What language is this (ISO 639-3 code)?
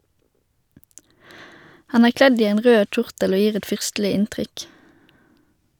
nor